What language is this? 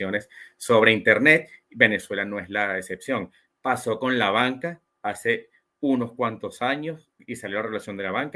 Spanish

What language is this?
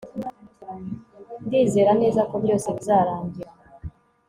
Kinyarwanda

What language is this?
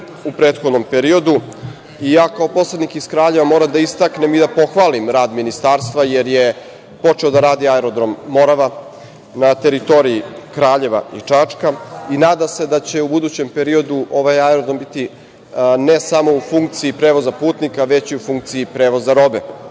Serbian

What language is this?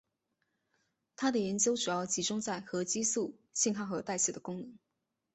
Chinese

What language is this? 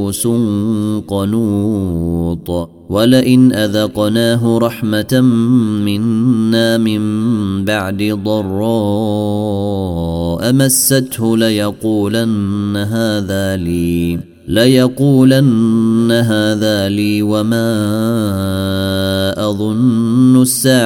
Arabic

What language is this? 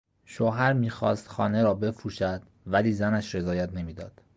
Persian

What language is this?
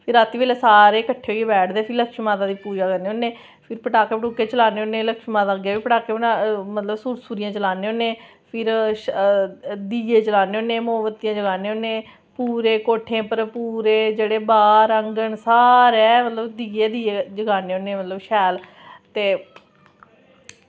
Dogri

